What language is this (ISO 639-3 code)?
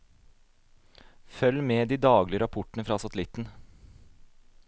nor